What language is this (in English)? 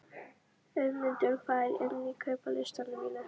Icelandic